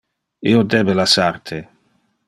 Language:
Interlingua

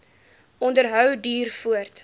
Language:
Afrikaans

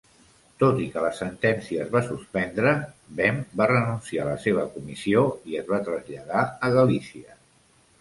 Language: Catalan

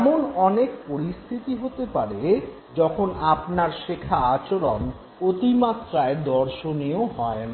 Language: Bangla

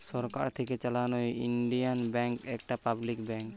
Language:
Bangla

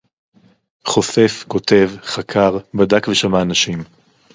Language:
Hebrew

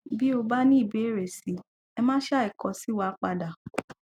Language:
Yoruba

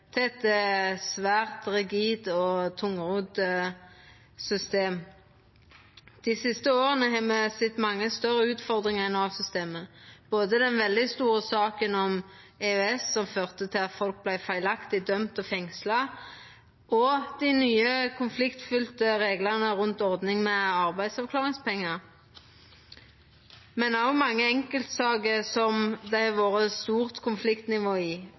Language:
Norwegian Nynorsk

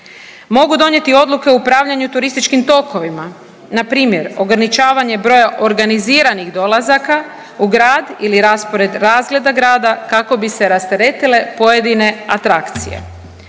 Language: Croatian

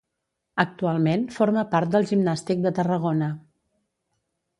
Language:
Catalan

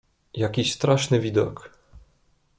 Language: Polish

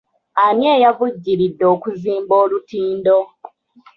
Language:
Ganda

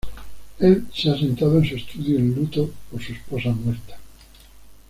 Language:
Spanish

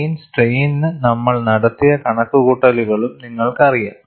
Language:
Malayalam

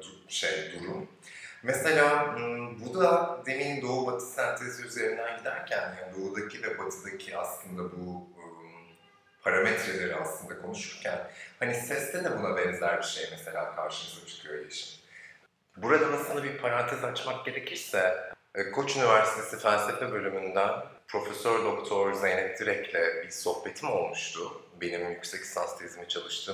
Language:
Turkish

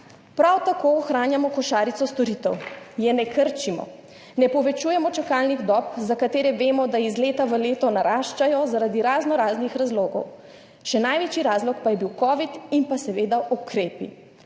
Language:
Slovenian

